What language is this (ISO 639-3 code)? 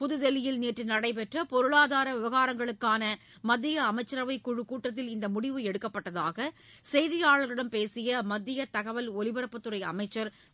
tam